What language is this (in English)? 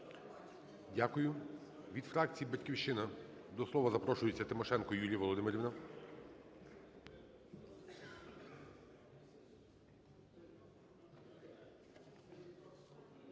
Ukrainian